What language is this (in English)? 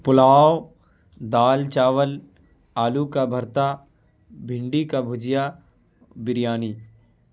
Urdu